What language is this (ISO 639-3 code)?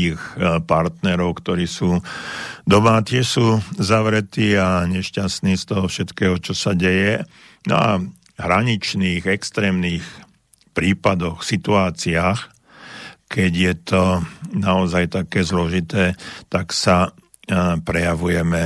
slk